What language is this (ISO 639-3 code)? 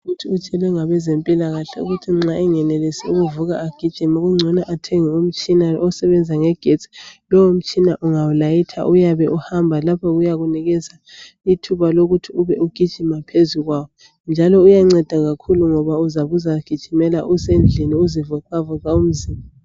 nde